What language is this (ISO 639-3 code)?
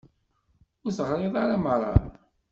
kab